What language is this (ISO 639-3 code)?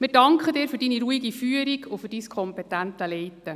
gsw